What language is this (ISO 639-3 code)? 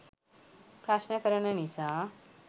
sin